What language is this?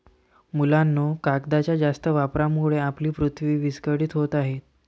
Marathi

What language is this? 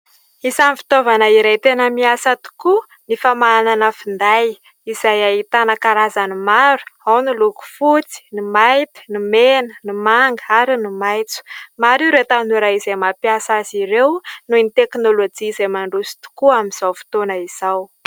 Malagasy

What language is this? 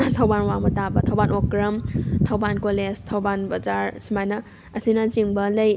Manipuri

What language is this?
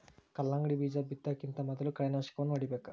Kannada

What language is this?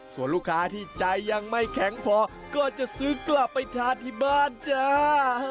Thai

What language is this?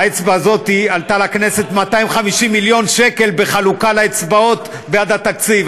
Hebrew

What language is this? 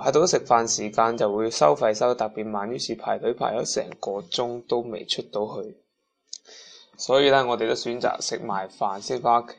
Chinese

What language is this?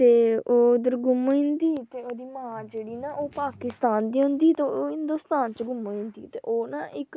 Dogri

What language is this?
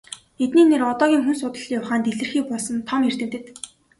Mongolian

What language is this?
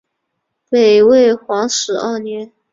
Chinese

